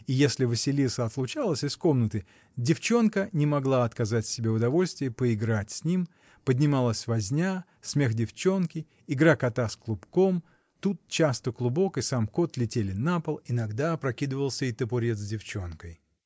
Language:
Russian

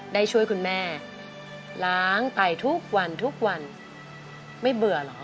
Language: Thai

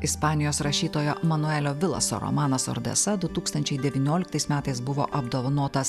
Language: Lithuanian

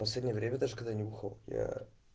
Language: Russian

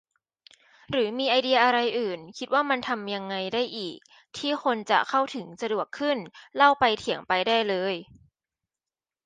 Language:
Thai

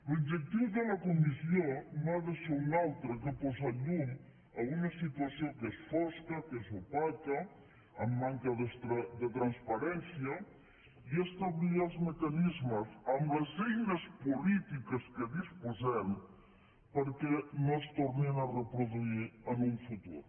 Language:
Catalan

